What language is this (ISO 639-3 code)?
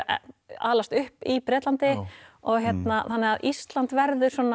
isl